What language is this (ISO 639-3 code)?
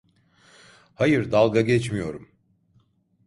tur